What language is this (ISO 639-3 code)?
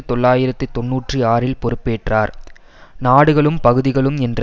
tam